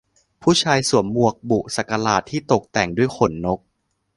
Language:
Thai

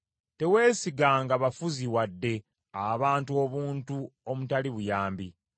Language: Ganda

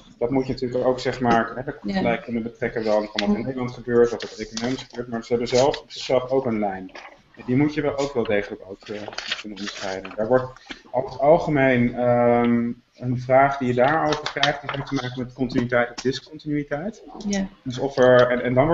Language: Dutch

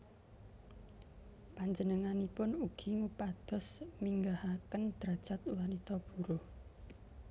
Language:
Javanese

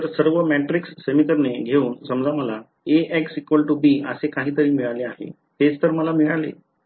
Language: Marathi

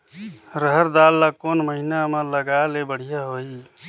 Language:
Chhattisgarhi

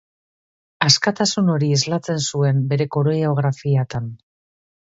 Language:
Basque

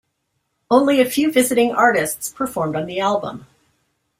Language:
English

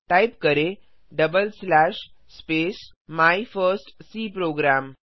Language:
Hindi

